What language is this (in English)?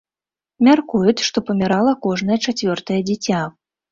Belarusian